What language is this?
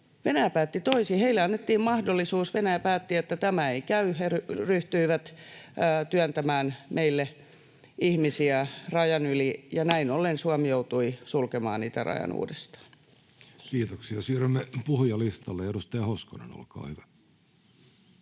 Finnish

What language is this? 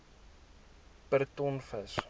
Afrikaans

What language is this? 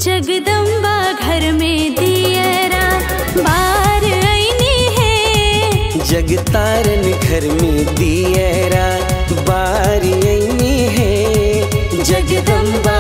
Hindi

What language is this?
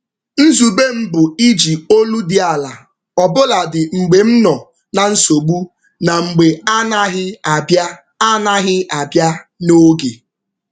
Igbo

